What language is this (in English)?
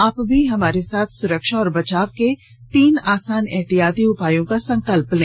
Hindi